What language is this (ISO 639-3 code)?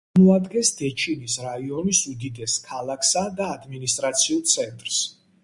kat